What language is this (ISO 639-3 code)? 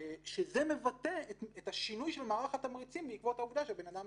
heb